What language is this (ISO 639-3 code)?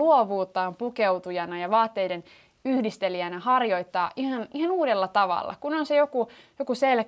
fin